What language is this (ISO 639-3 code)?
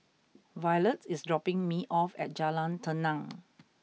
eng